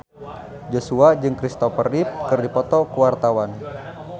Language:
Sundanese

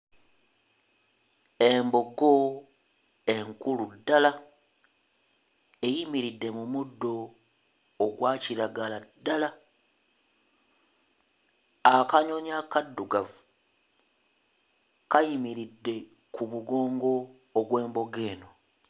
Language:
Ganda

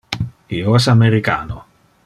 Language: Interlingua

